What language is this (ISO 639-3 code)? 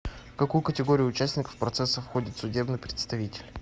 rus